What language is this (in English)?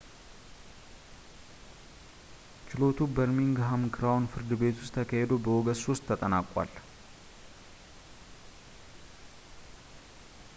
Amharic